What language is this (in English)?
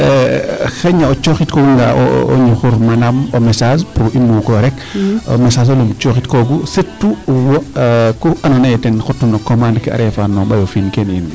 Serer